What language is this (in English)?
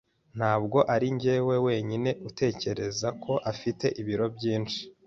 Kinyarwanda